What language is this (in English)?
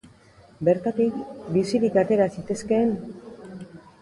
Basque